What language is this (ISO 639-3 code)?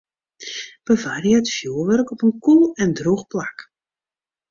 fry